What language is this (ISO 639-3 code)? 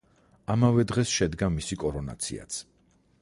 kat